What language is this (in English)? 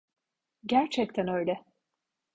Turkish